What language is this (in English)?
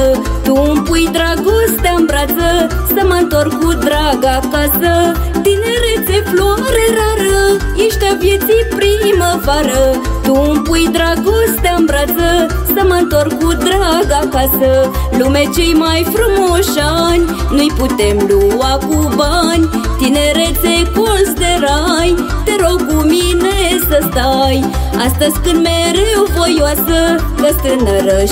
Romanian